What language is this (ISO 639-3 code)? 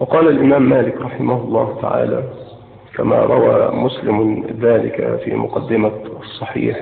ara